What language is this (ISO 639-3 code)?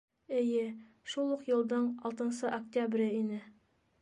bak